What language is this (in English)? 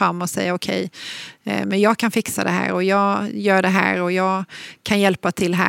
Swedish